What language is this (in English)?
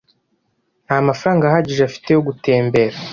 Kinyarwanda